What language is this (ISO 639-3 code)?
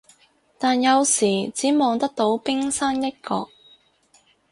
yue